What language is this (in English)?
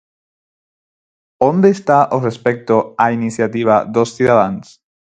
Galician